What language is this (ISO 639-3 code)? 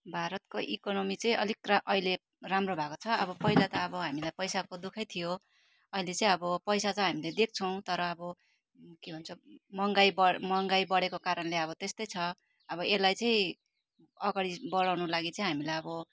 nep